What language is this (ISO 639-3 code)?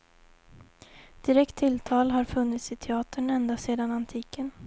swe